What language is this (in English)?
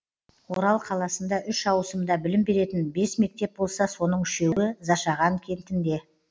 Kazakh